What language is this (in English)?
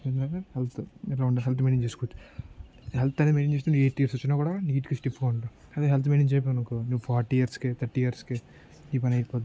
Telugu